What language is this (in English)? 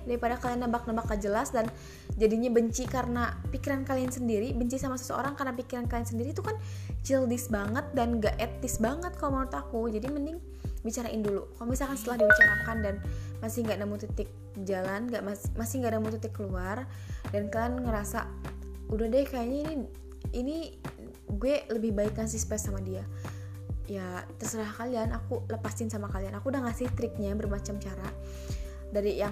Indonesian